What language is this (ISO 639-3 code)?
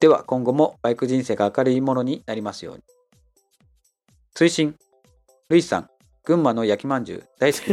jpn